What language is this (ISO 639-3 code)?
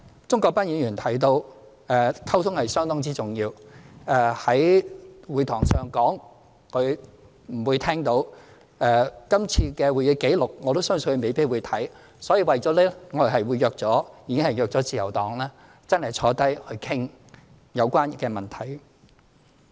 yue